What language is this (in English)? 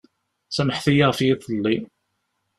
Kabyle